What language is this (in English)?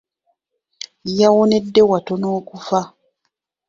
Ganda